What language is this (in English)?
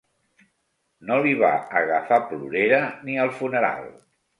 Catalan